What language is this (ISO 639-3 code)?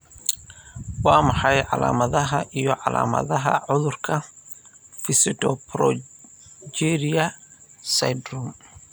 som